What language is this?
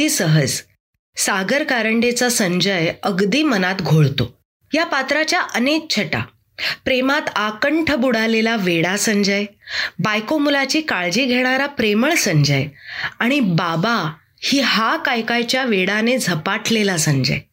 Marathi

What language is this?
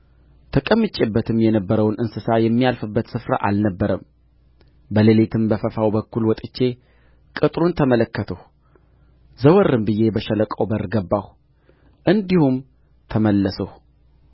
Amharic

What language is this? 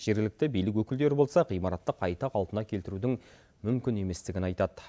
Kazakh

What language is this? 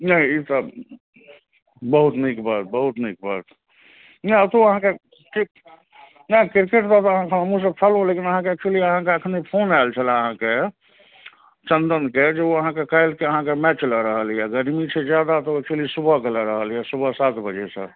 Maithili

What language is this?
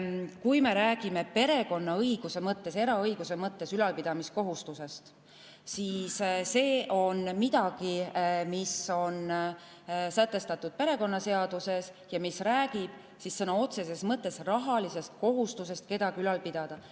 Estonian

